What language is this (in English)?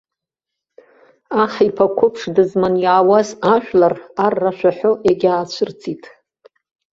Abkhazian